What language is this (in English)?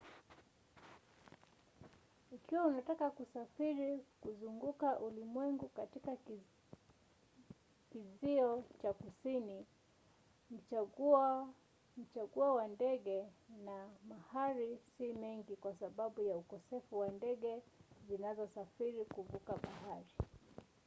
Swahili